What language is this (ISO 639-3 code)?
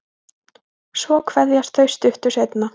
isl